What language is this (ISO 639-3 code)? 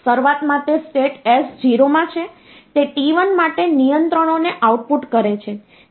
guj